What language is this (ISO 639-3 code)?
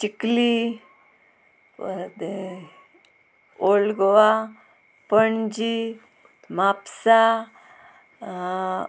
kok